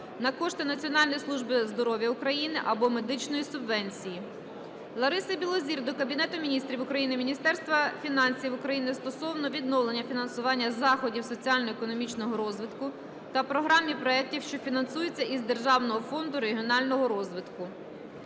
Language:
Ukrainian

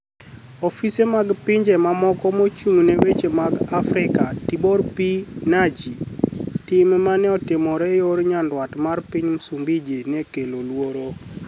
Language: Luo (Kenya and Tanzania)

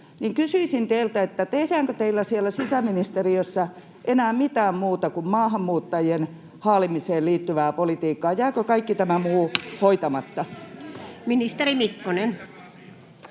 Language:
Finnish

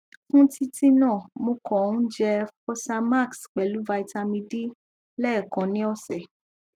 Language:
Yoruba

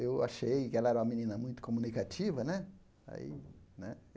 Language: Portuguese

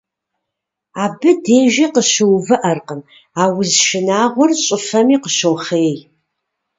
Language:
Kabardian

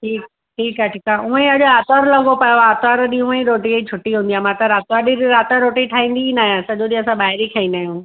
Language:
Sindhi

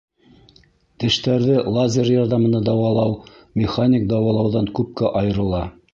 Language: Bashkir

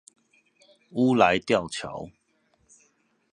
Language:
Chinese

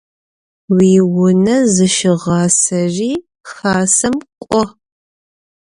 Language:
Adyghe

